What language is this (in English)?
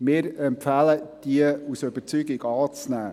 Swiss German